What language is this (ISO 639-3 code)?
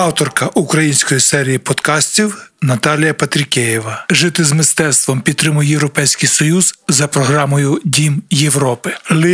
ukr